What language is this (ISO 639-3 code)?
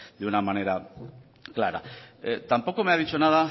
spa